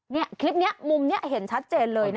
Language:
Thai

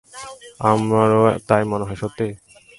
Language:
Bangla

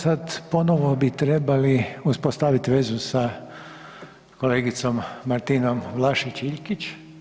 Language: Croatian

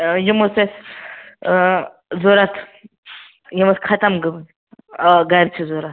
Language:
Kashmiri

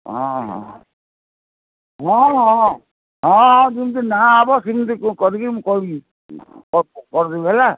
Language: Odia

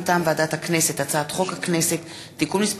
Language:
Hebrew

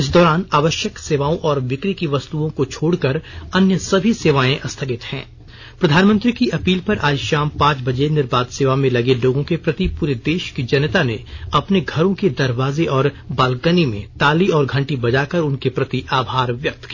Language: Hindi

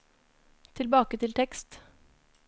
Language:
Norwegian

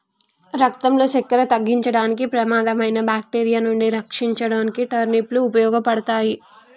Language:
Telugu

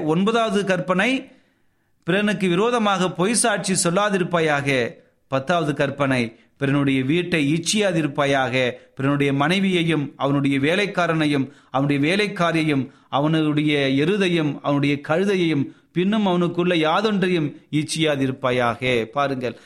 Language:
Tamil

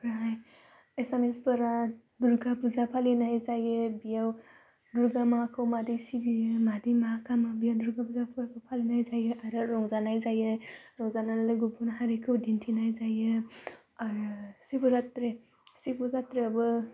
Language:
Bodo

